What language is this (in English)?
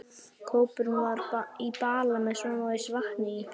Icelandic